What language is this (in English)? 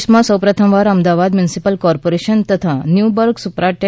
Gujarati